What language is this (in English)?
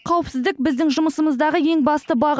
Kazakh